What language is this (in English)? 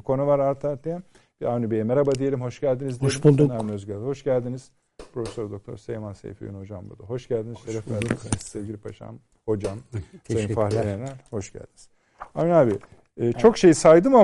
Turkish